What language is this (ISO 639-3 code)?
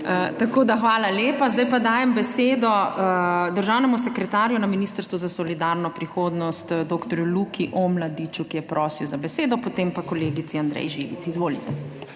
slv